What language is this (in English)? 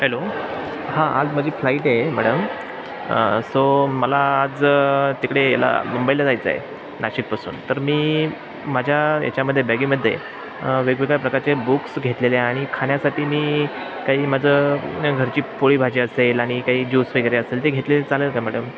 Marathi